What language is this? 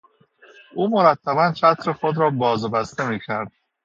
Persian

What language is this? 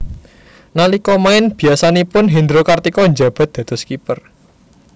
Javanese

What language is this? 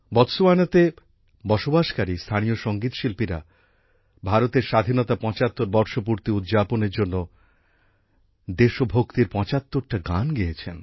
Bangla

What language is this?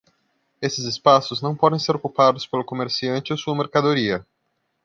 Portuguese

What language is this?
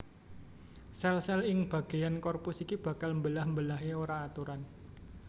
Javanese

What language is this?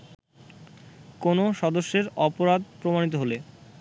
Bangla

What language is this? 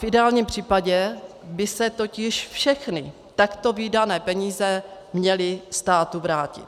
Czech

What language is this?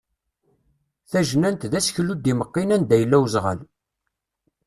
Kabyle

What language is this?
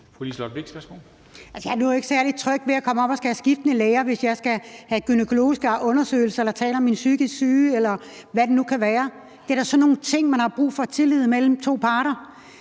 Danish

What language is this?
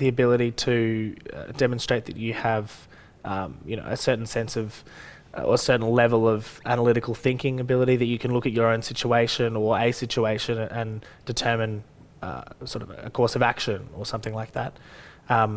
English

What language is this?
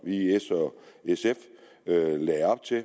Danish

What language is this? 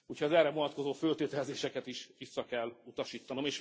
Hungarian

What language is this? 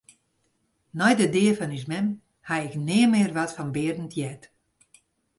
Western Frisian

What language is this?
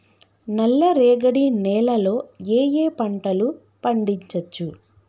Telugu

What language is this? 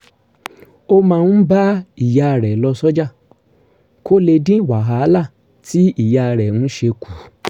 Yoruba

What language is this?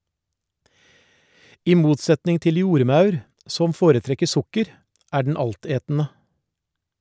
Norwegian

